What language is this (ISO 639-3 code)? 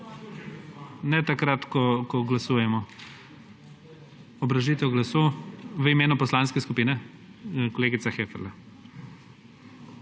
slv